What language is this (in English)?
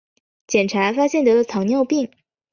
Chinese